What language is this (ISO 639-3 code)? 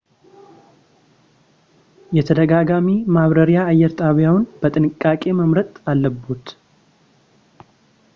amh